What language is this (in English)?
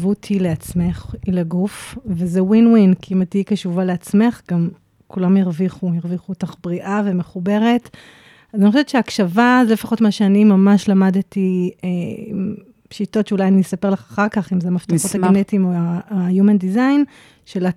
Hebrew